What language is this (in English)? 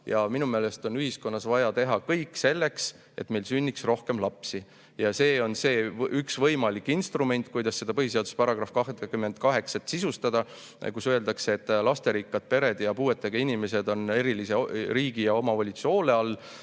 Estonian